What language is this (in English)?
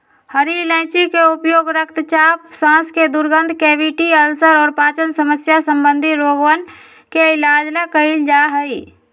Magahi